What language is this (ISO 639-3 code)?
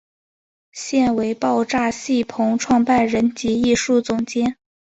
zho